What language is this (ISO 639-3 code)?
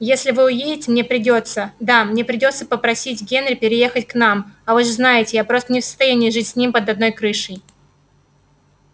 rus